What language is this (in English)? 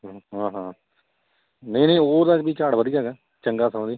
Punjabi